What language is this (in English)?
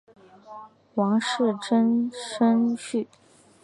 Chinese